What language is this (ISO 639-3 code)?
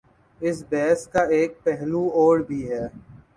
urd